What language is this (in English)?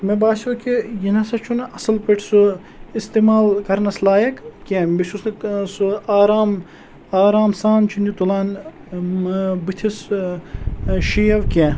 Kashmiri